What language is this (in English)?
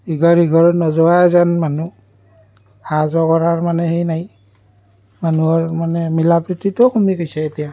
Assamese